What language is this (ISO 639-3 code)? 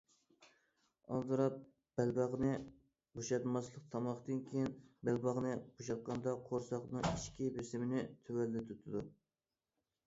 uig